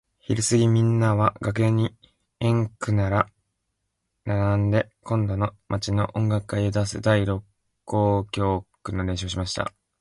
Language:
Japanese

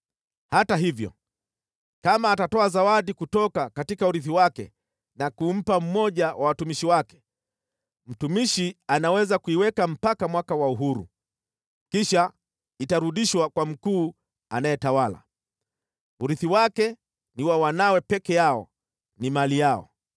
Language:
Swahili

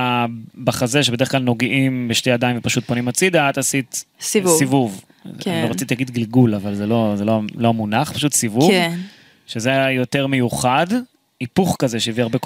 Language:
Hebrew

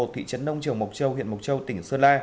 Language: Vietnamese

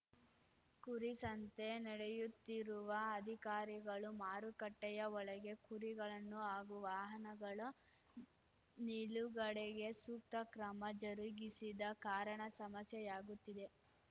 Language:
Kannada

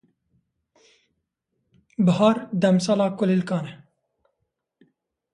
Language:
Kurdish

